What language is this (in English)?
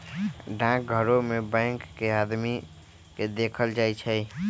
Magahi